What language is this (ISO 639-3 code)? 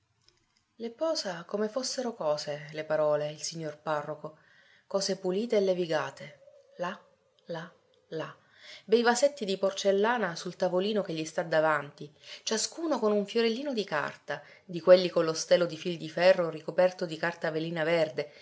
ita